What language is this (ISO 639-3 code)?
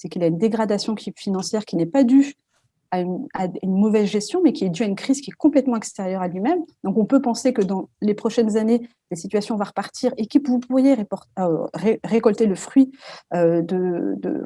fra